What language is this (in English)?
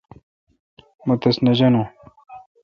Kalkoti